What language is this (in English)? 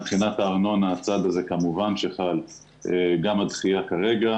Hebrew